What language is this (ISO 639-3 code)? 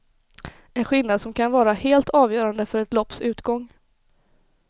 swe